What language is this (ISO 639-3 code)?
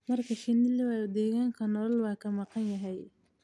som